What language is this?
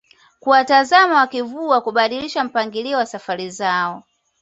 Swahili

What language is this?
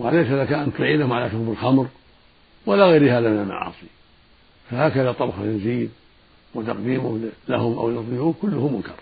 Arabic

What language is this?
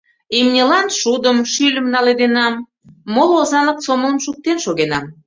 Mari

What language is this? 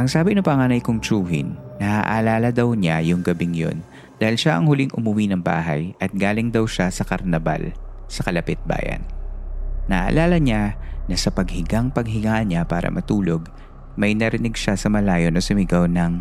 Filipino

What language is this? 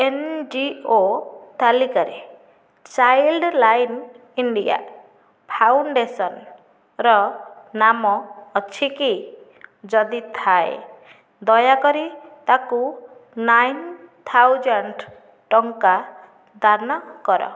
Odia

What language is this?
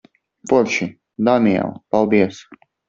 Latvian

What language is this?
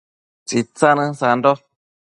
Matsés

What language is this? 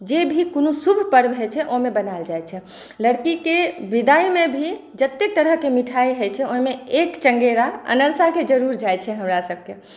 Maithili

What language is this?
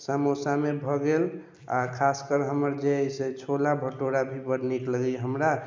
Maithili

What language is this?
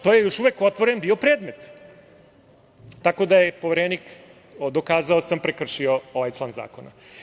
Serbian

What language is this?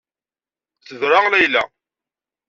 Kabyle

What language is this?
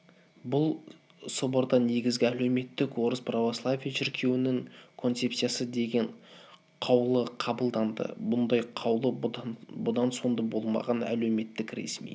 Kazakh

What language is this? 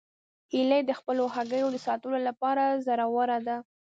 Pashto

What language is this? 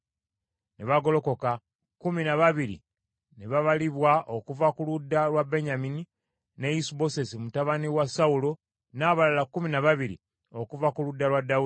Ganda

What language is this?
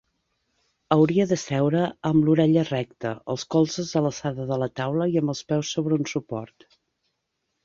Catalan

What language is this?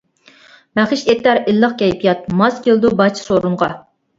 Uyghur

